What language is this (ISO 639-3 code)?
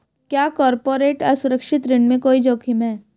hin